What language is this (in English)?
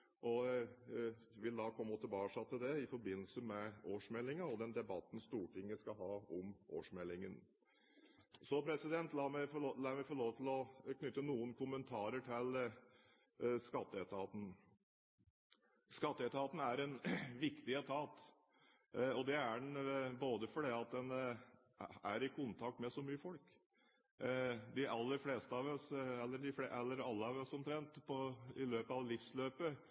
Norwegian Bokmål